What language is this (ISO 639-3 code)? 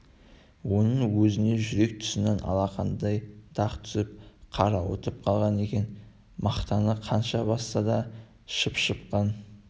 kaz